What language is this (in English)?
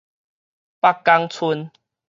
Min Nan Chinese